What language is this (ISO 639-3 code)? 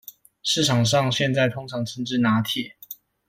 zho